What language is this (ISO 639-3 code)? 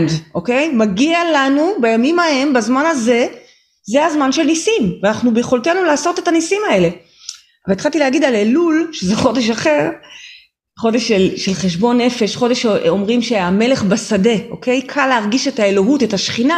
heb